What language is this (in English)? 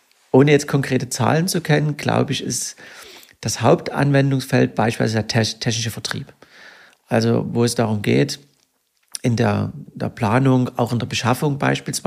German